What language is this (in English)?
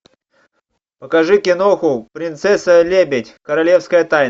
Russian